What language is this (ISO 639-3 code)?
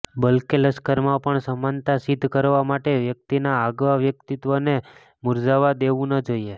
guj